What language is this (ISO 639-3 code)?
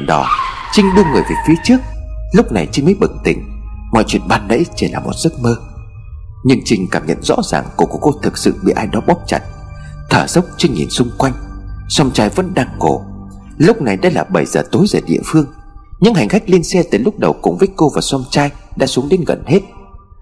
vie